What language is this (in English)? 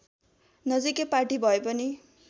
Nepali